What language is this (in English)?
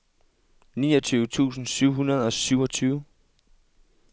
Danish